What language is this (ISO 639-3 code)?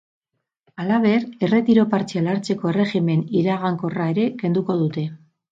eus